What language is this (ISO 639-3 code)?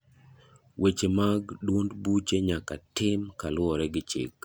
luo